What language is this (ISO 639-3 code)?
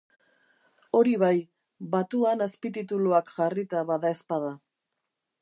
eus